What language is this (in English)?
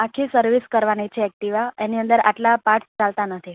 Gujarati